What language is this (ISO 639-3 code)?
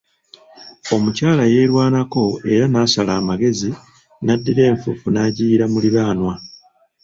lug